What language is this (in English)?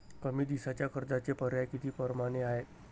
Marathi